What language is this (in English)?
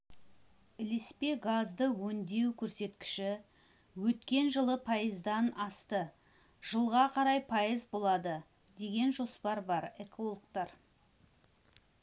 Kazakh